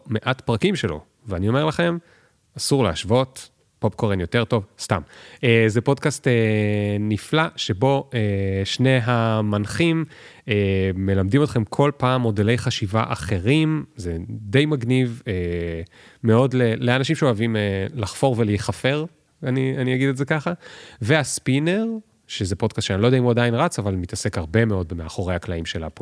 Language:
Hebrew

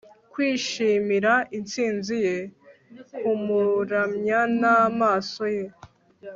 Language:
Kinyarwanda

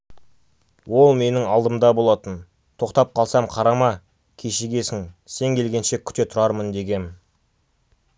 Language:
Kazakh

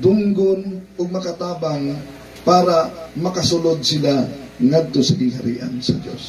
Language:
Filipino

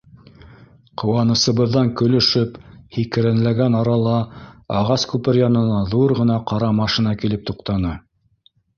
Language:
Bashkir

